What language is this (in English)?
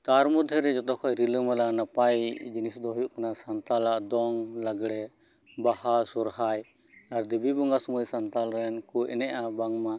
Santali